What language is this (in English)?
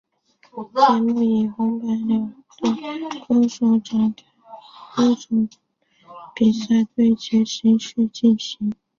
Chinese